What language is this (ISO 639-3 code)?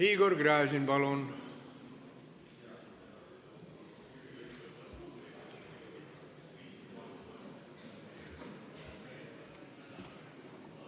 est